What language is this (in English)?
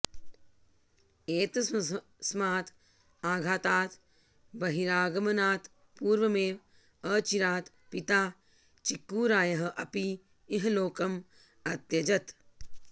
Sanskrit